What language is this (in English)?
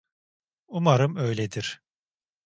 Turkish